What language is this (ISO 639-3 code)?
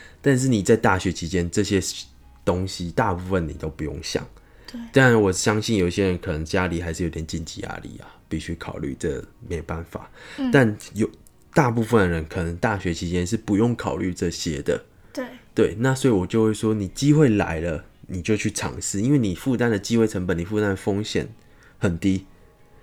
zho